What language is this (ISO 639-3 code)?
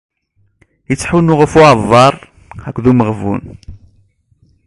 kab